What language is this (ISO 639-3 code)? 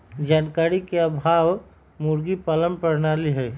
mag